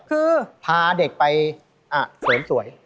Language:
Thai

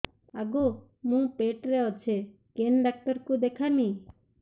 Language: Odia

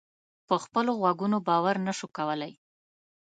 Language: Pashto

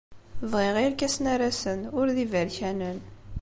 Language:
Kabyle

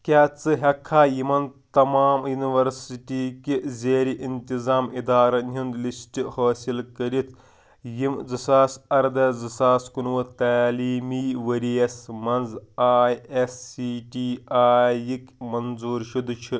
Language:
Kashmiri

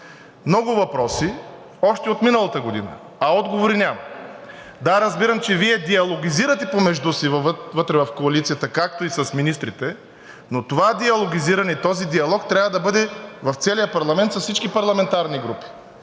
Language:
Bulgarian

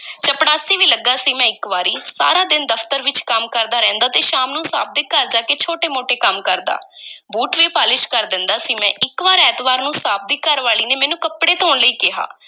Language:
Punjabi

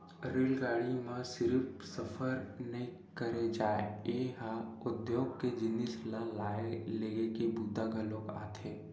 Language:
Chhattisgarhi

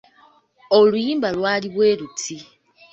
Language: Ganda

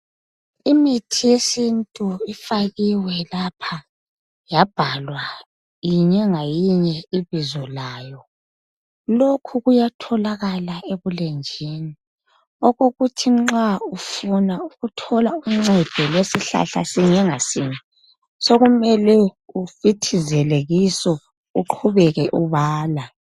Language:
North Ndebele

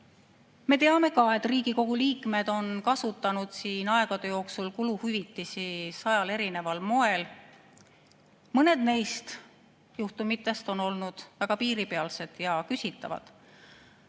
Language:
Estonian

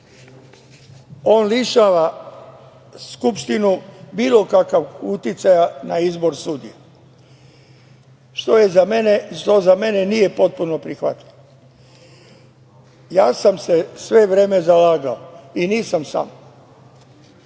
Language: Serbian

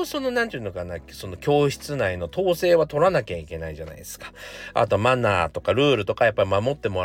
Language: Japanese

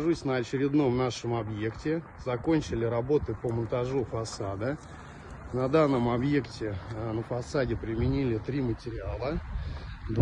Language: Russian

